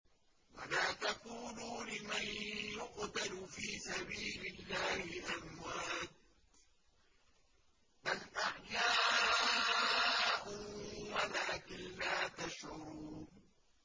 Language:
Arabic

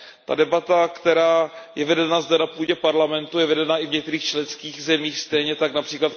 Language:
Czech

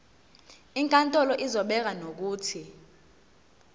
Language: Zulu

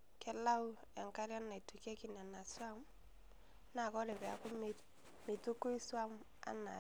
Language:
Masai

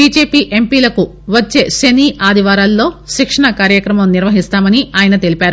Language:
Telugu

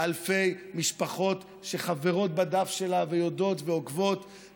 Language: Hebrew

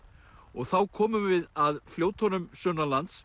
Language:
Icelandic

